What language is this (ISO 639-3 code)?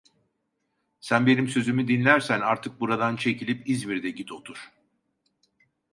tur